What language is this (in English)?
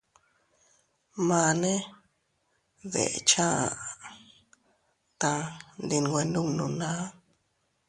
Teutila Cuicatec